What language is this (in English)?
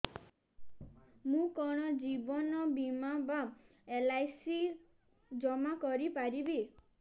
Odia